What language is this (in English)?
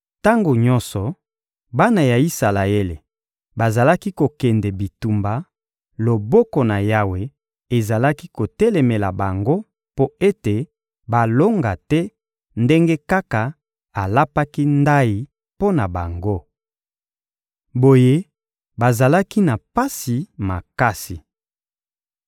Lingala